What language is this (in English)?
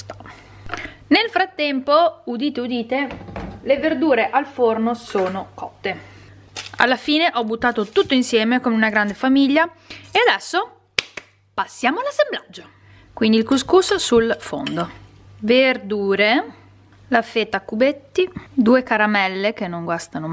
Italian